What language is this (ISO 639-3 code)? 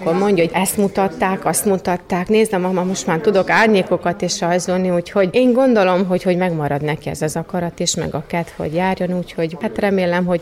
hun